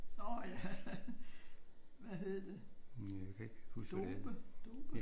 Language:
Danish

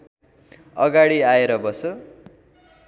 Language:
Nepali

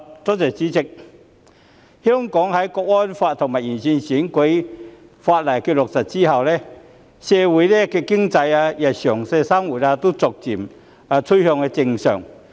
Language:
Cantonese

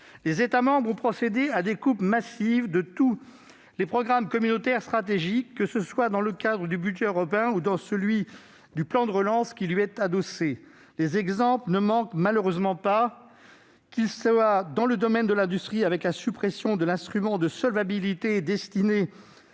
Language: French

